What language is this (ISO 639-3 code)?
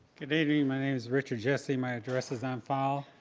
eng